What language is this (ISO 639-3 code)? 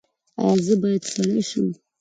pus